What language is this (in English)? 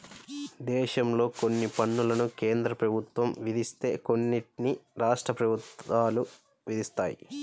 Telugu